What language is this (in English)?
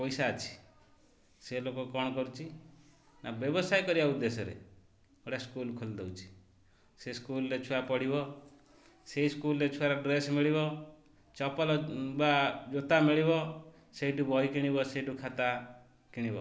Odia